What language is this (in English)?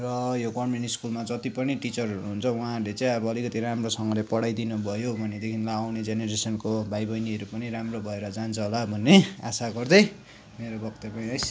Nepali